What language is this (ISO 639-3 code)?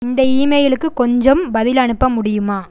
tam